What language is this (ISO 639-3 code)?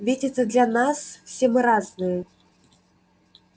rus